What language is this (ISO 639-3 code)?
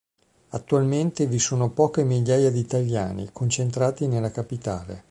ita